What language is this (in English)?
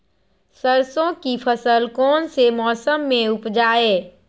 Magahi